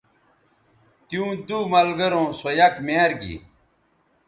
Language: Bateri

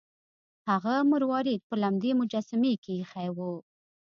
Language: Pashto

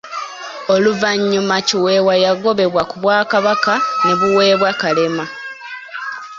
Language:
Ganda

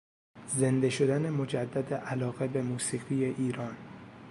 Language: Persian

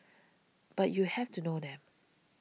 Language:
English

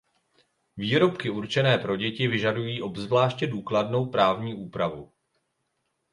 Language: Czech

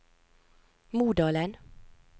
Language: Norwegian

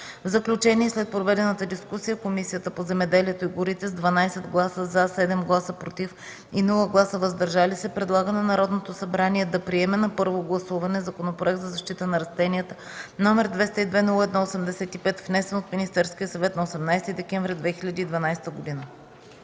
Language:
Bulgarian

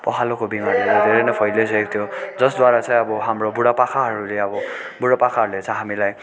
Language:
Nepali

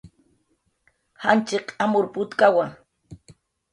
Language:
Jaqaru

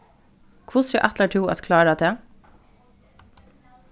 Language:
Faroese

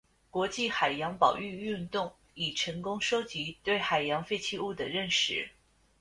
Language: Chinese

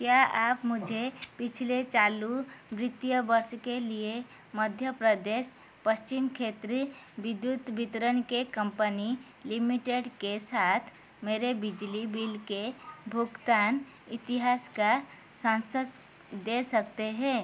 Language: Hindi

